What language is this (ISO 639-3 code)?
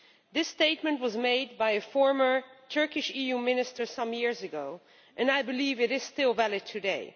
eng